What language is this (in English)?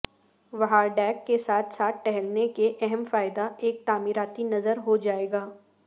Urdu